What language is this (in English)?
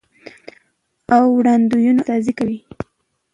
Pashto